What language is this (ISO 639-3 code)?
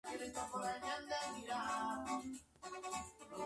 spa